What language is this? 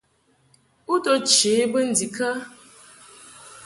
Mungaka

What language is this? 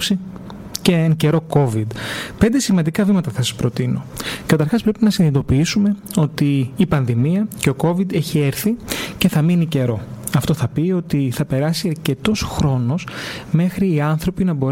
Greek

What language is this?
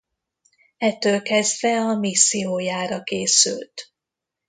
Hungarian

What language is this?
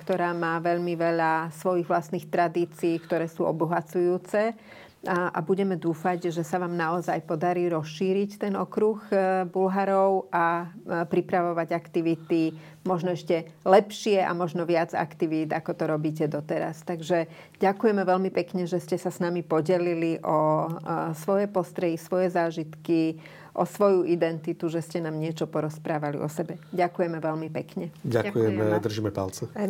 Slovak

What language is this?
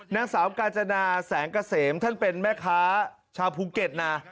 Thai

